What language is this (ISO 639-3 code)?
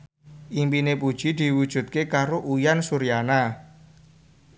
jav